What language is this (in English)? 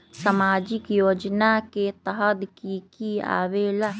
Magahi